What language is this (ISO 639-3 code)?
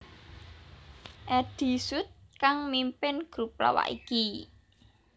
jav